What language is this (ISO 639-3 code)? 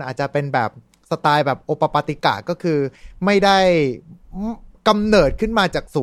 tha